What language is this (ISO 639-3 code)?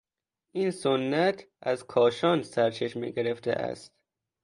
fas